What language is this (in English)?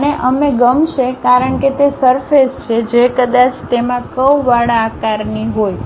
Gujarati